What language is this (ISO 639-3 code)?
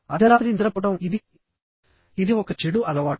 tel